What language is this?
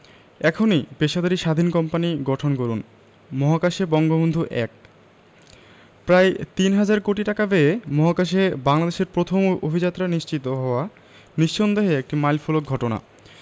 Bangla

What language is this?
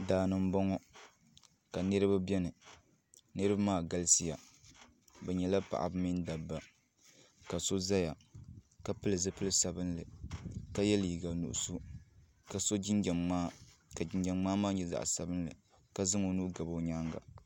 Dagbani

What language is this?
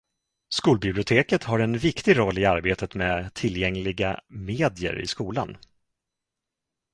Swedish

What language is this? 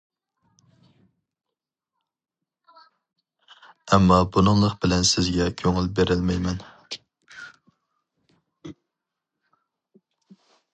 Uyghur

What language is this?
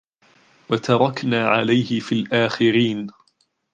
Arabic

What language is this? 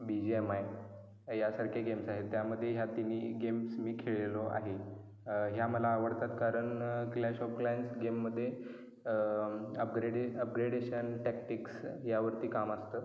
Marathi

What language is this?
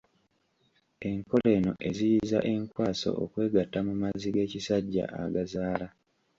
Ganda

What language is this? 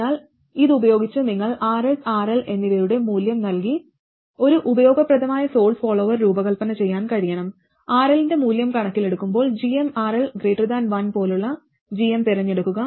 Malayalam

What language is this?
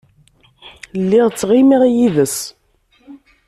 Kabyle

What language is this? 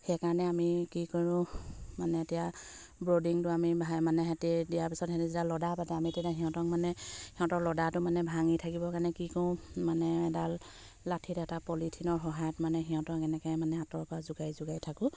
Assamese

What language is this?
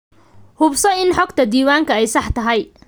Somali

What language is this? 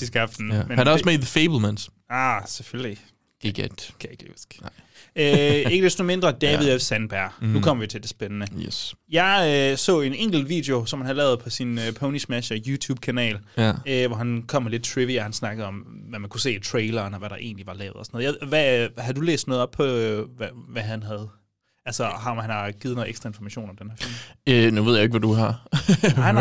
Danish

